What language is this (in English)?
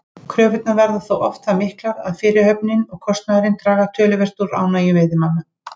Icelandic